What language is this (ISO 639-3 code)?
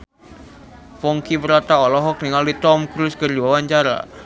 sun